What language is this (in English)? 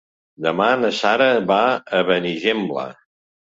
Catalan